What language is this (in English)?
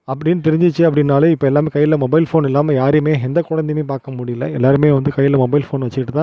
Tamil